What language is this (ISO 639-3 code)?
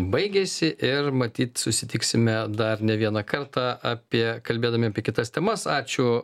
lit